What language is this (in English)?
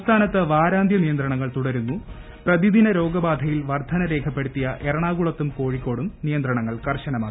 Malayalam